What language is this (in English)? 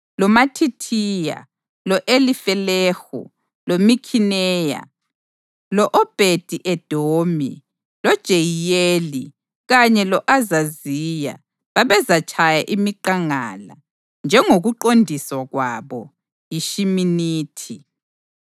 North Ndebele